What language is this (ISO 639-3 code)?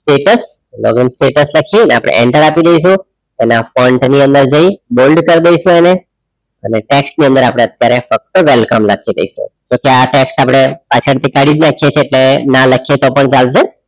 guj